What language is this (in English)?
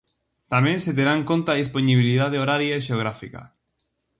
Galician